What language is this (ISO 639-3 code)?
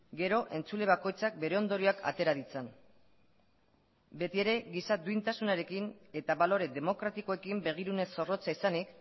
eus